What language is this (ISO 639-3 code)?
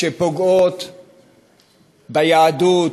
heb